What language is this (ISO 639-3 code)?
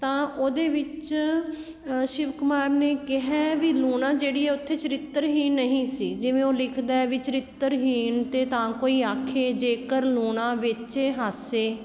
pan